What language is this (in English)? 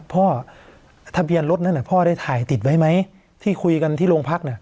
Thai